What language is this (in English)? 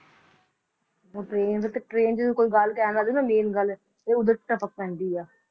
Punjabi